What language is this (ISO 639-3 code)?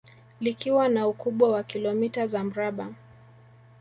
swa